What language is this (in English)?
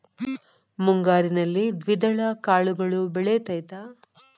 Kannada